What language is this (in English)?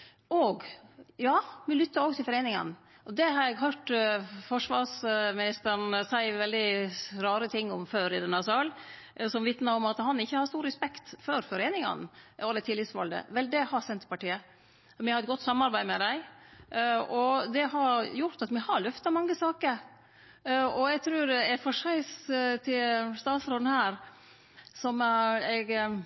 Norwegian Nynorsk